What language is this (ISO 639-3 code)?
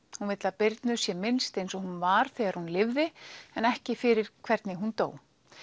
isl